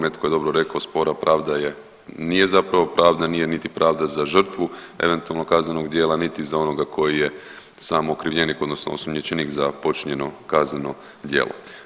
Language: Croatian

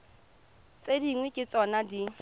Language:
Tswana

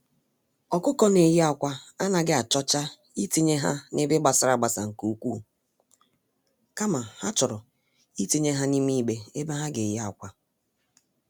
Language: Igbo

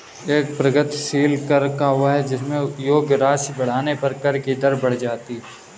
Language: Hindi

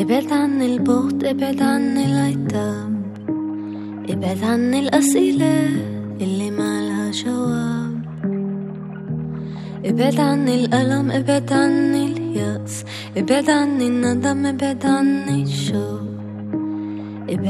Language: Hebrew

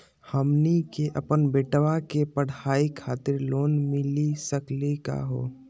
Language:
Magahi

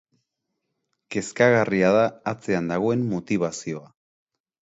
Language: Basque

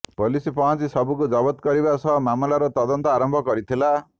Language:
Odia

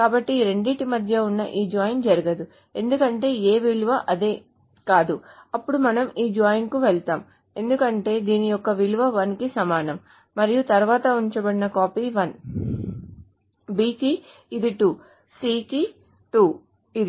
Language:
Telugu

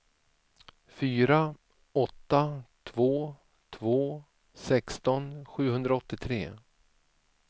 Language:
Swedish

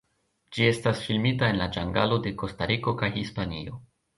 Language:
Esperanto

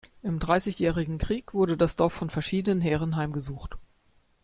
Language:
German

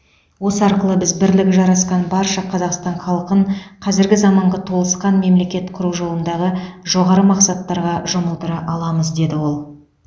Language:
Kazakh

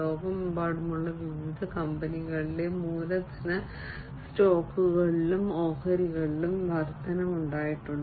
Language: Malayalam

